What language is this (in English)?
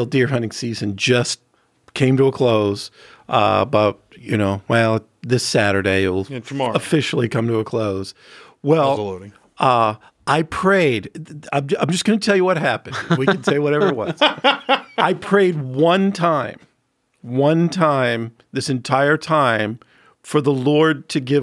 English